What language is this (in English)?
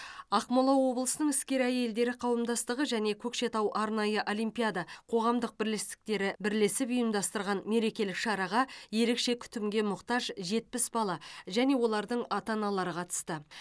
Kazakh